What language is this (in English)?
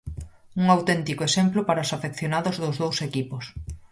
Galician